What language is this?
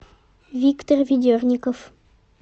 Russian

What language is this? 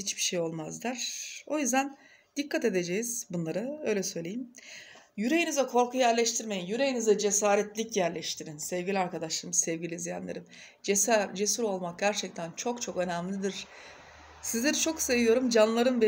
Turkish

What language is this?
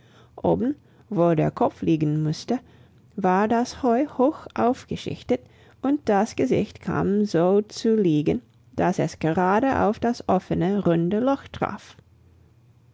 German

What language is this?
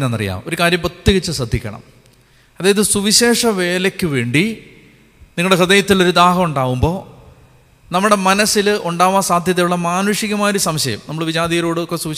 Malayalam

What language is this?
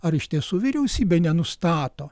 Lithuanian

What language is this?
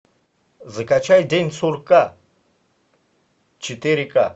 Russian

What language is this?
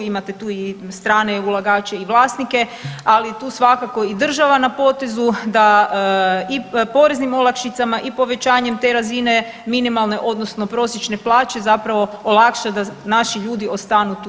Croatian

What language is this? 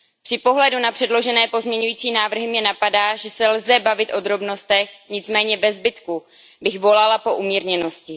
Czech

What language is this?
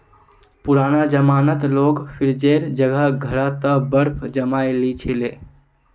Magahi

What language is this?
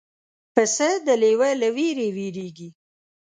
Pashto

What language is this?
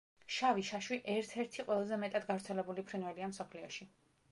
Georgian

